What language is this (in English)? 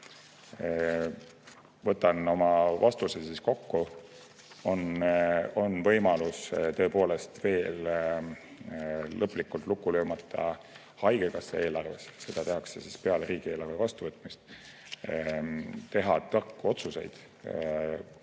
Estonian